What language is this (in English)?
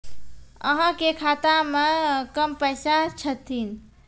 Maithili